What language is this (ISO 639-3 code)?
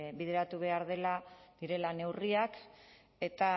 eus